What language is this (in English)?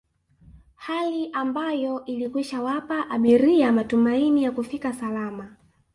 Swahili